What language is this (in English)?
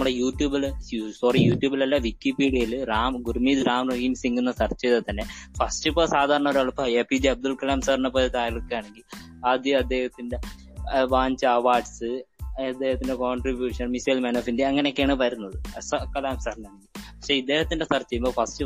Malayalam